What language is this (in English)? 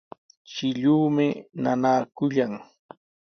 Sihuas Ancash Quechua